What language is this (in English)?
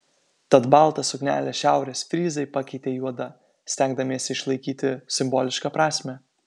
Lithuanian